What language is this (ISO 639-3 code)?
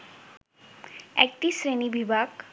ben